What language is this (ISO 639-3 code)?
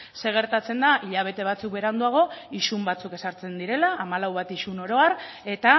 eus